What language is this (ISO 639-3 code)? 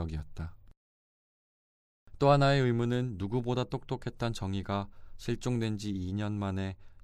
kor